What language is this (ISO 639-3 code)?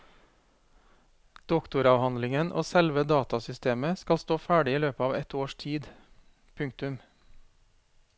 nor